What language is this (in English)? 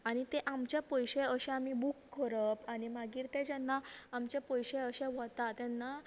Konkani